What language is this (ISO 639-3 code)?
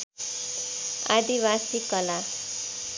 nep